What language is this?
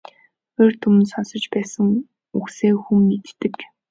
Mongolian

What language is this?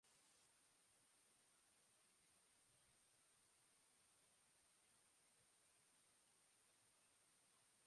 Basque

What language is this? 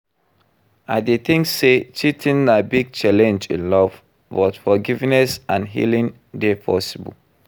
Nigerian Pidgin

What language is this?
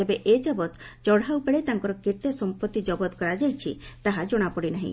Odia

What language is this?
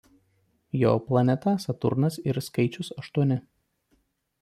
Lithuanian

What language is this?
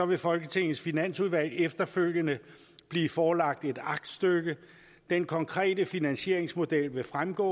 Danish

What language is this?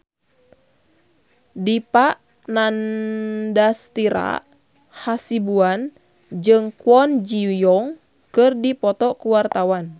Sundanese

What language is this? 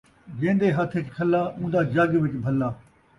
Saraiki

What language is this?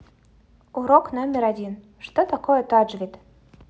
Russian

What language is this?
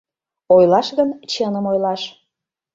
Mari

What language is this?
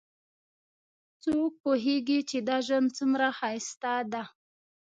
Pashto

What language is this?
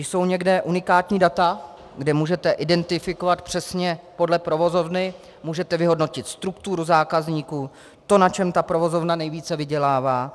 Czech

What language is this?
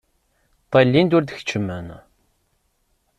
Kabyle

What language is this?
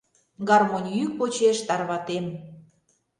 Mari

